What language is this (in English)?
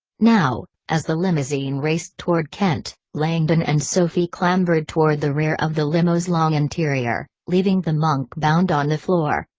English